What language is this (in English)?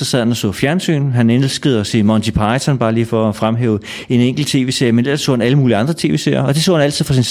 Danish